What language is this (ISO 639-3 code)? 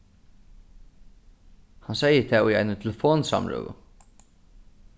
fao